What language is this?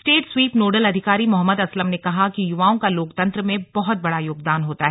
Hindi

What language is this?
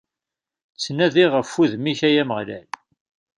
Kabyle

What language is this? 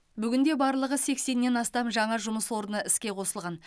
Kazakh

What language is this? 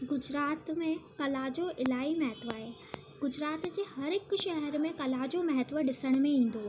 Sindhi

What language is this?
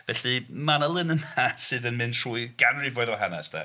Welsh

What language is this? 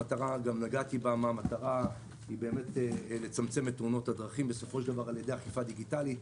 Hebrew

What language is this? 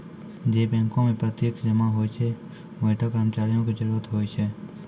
Maithili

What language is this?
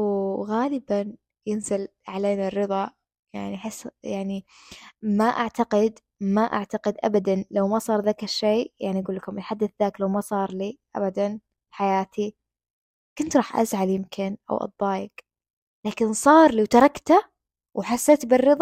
Arabic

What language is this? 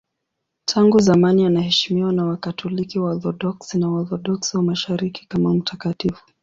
Swahili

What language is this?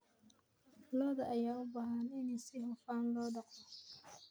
Somali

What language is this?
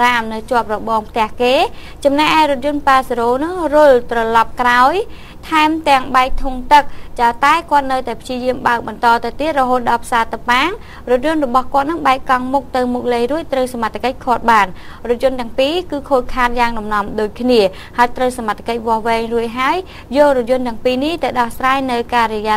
Thai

